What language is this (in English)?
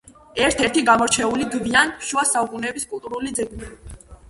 Georgian